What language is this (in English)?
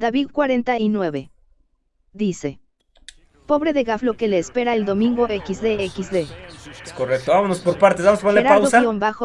Spanish